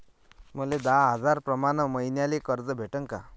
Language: Marathi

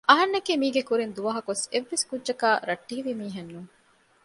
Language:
Divehi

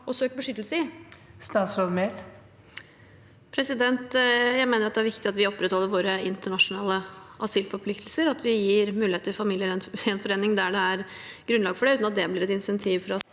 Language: Norwegian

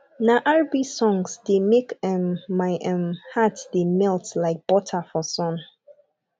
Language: Nigerian Pidgin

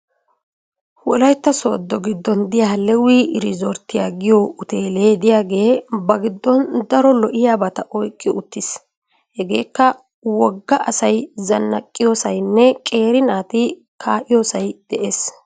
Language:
Wolaytta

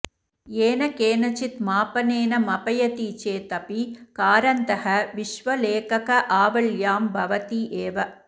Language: Sanskrit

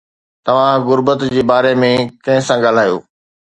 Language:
Sindhi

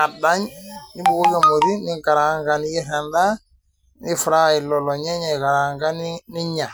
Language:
Masai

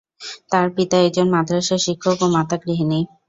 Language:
Bangla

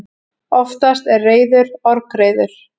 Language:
Icelandic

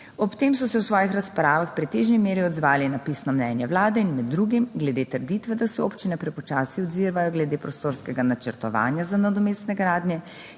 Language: Slovenian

